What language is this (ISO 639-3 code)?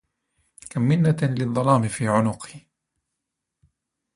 ara